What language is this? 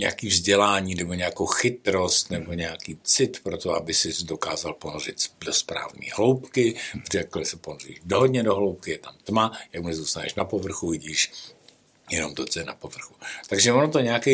Czech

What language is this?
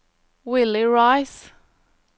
Norwegian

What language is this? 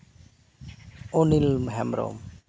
Santali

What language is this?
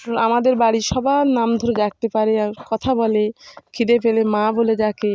Bangla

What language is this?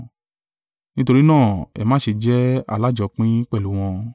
Yoruba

